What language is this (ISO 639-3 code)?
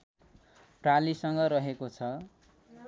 nep